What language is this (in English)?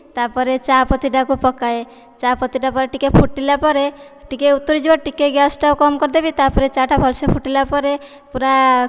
Odia